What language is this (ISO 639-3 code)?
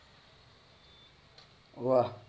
guj